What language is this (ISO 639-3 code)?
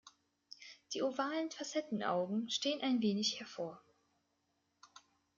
deu